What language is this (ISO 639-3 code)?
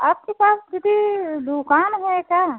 hin